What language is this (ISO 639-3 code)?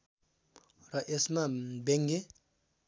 nep